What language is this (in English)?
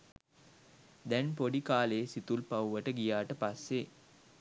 Sinhala